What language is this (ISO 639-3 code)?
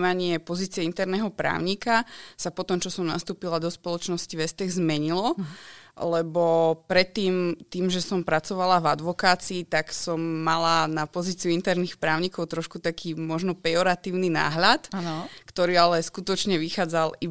slk